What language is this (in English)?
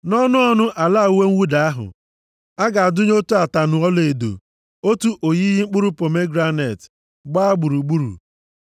Igbo